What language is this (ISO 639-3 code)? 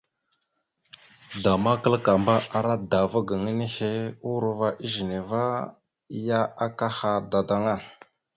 mxu